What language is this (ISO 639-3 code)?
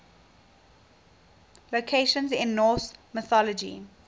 eng